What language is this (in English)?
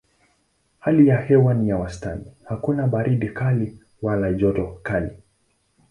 Swahili